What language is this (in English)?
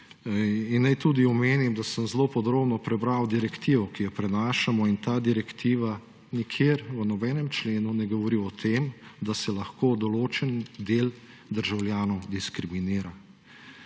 Slovenian